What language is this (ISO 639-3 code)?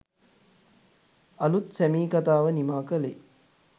sin